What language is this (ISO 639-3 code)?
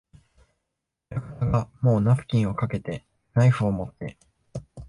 jpn